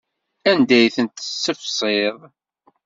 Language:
Kabyle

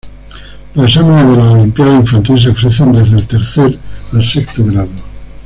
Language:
Spanish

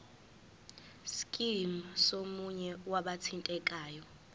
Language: Zulu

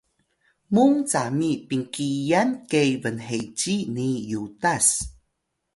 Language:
Atayal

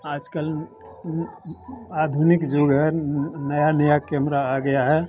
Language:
Hindi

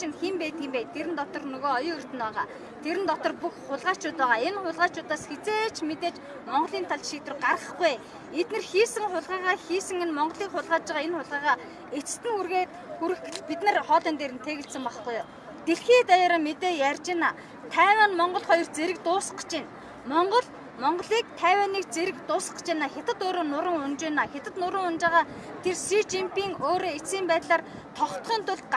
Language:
Turkish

